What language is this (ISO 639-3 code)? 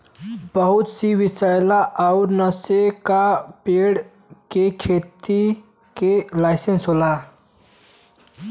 bho